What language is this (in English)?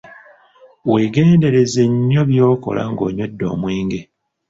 Ganda